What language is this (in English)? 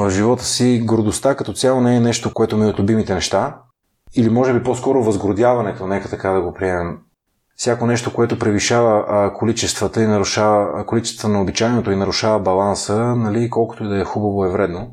Bulgarian